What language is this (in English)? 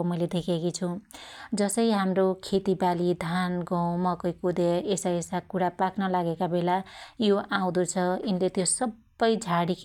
Dotyali